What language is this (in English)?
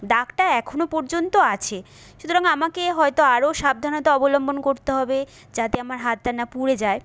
Bangla